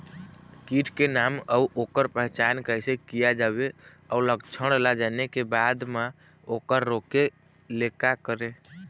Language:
Chhattisgarhi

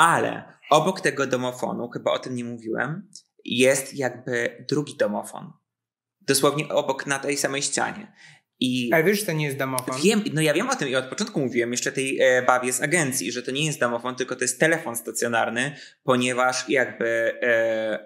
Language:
Polish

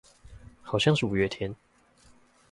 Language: Chinese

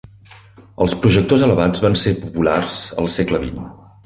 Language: Catalan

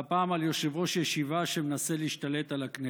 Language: Hebrew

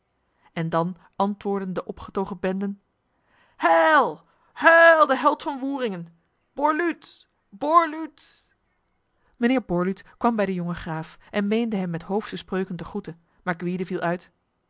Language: Dutch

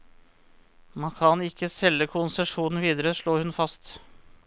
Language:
Norwegian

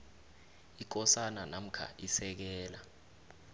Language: South Ndebele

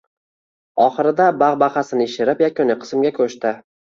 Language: Uzbek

